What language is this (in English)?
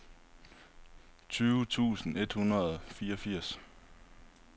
Danish